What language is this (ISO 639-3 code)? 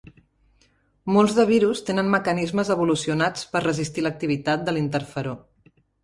cat